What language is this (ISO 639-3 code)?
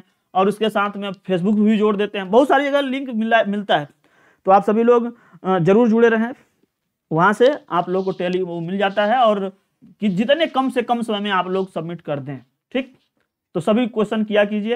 hin